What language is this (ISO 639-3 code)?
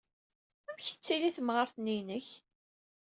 kab